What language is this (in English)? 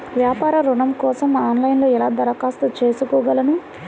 Telugu